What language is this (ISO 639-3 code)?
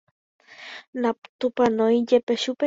grn